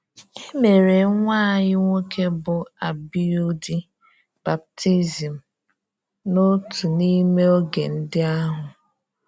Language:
Igbo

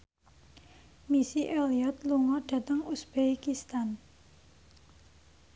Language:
Javanese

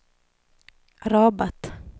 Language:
Swedish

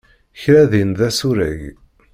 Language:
Kabyle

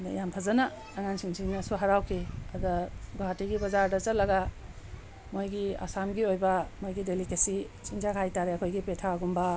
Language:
Manipuri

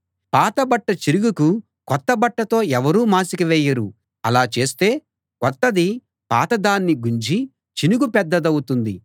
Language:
Telugu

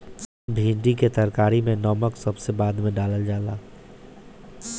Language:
Bhojpuri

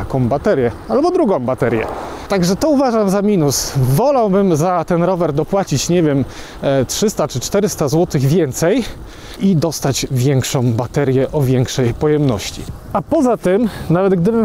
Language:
Polish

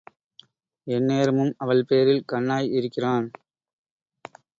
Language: Tamil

